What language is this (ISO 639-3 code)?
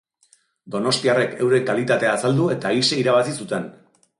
eus